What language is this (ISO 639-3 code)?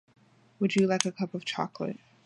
eng